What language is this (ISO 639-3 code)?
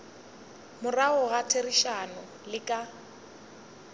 nso